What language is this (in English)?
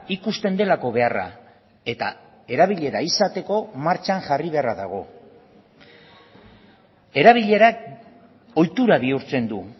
Basque